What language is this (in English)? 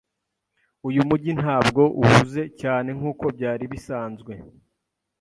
Kinyarwanda